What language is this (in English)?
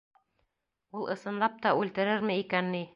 Bashkir